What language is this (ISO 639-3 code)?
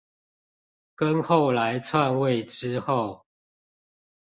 zho